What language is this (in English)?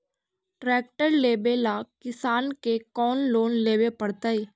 Magahi